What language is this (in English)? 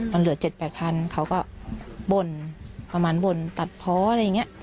Thai